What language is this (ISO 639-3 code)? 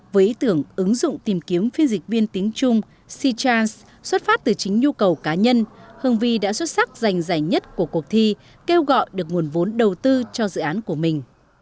vie